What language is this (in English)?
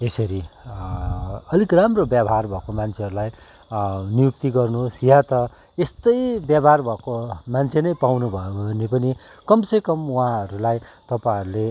Nepali